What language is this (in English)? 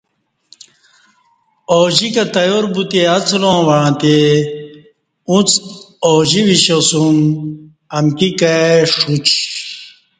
Kati